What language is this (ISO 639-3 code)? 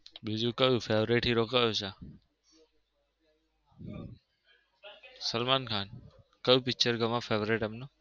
guj